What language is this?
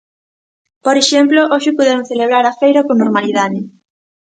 Galician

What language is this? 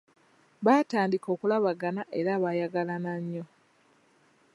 Ganda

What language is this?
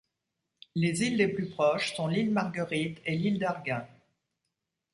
French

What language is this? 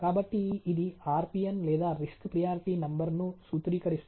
Telugu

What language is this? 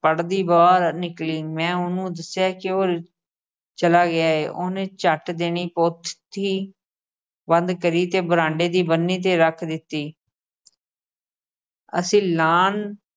Punjabi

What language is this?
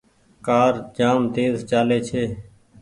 Goaria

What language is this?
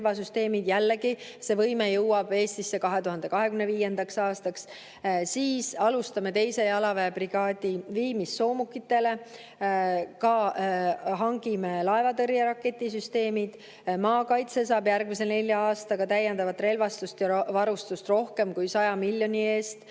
Estonian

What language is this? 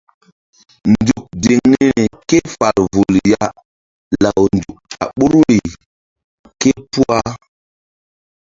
Mbum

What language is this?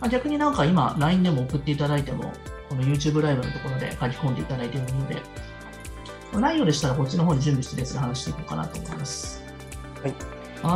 Japanese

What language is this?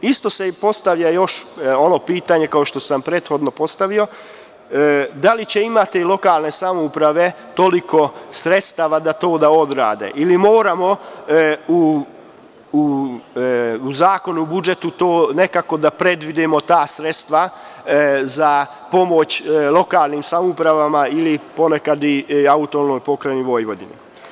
Serbian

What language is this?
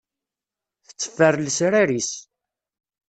Kabyle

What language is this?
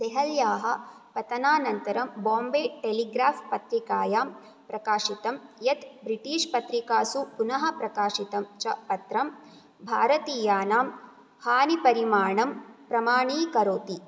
Sanskrit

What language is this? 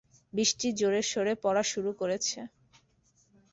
Bangla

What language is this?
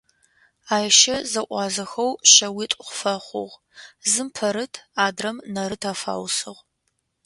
Adyghe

